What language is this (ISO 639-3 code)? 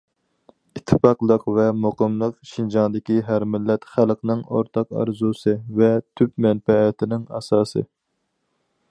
uig